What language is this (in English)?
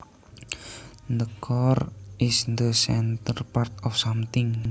Javanese